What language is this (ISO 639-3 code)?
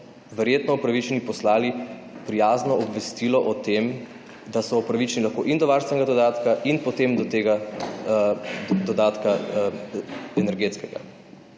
slv